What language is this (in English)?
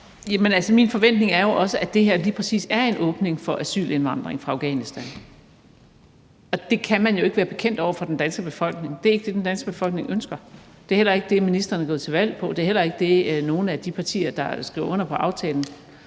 Danish